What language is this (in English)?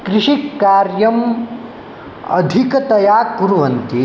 Sanskrit